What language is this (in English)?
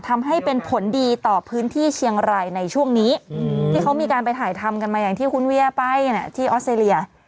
Thai